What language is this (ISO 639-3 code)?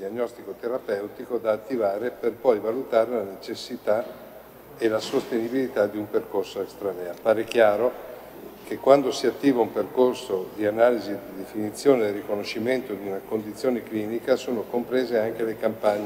ita